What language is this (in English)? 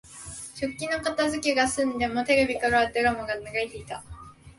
Japanese